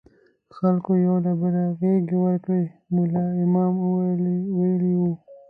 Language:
Pashto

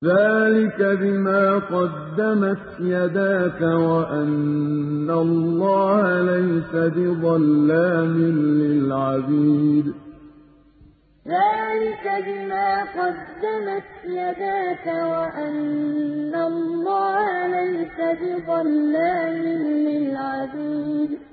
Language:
Arabic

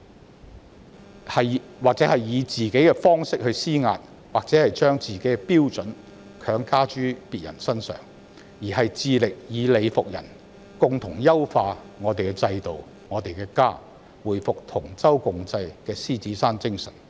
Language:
Cantonese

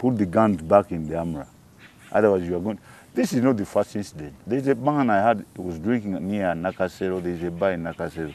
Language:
English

